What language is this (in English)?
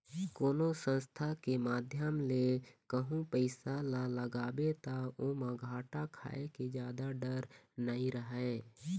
Chhattisgarhi